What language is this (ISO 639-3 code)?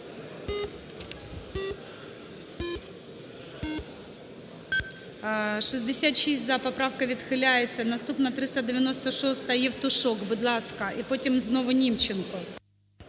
ukr